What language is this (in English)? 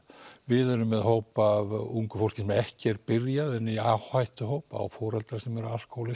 Icelandic